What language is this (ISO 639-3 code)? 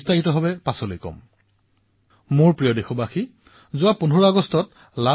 asm